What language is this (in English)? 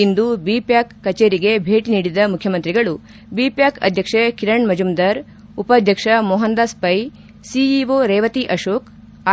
Kannada